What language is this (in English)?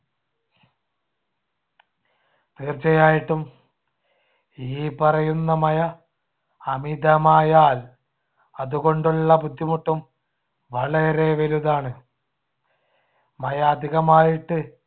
Malayalam